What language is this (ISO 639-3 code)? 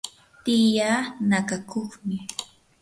qur